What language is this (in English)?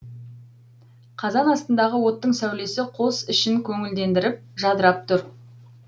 Kazakh